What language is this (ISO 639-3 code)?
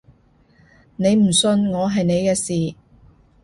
yue